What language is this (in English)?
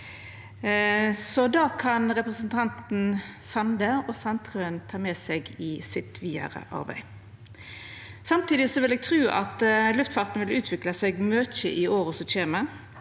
Norwegian